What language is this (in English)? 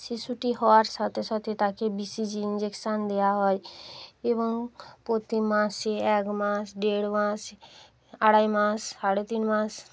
Bangla